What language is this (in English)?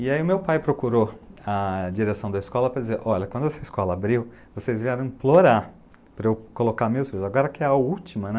Portuguese